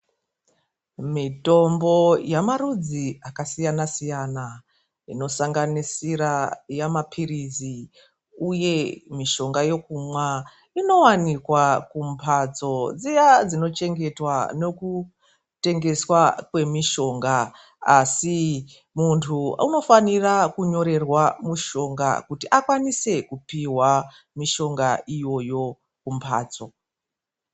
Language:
Ndau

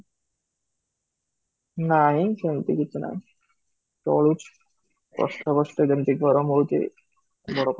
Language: Odia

